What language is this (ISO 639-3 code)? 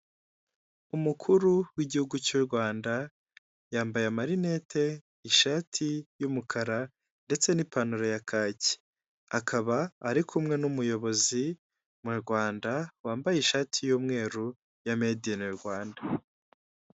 kin